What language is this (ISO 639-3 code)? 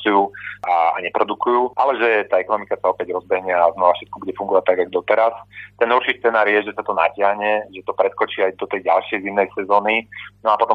slk